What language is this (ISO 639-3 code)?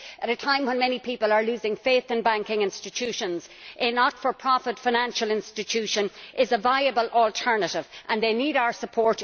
eng